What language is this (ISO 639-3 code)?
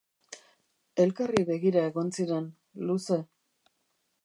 eus